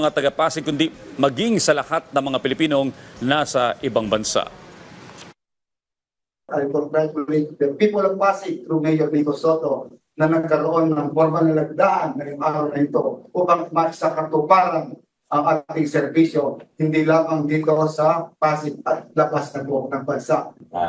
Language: Filipino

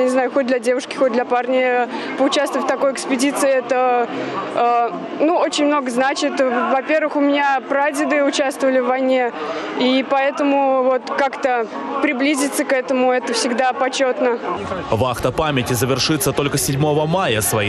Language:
Russian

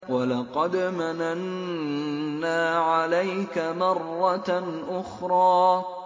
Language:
Arabic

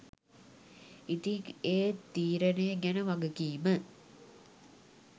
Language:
Sinhala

